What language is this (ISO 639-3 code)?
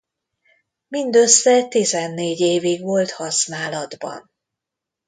hun